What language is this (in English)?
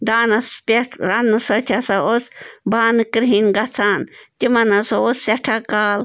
Kashmiri